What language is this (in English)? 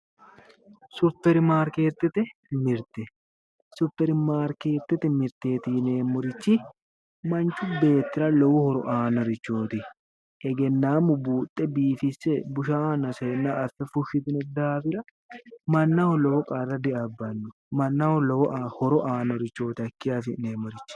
Sidamo